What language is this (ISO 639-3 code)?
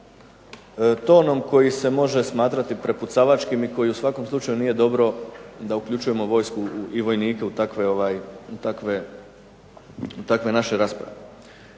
hrv